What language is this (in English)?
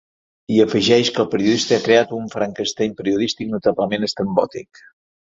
Catalan